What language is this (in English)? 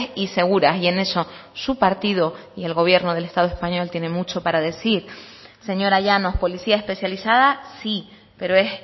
Spanish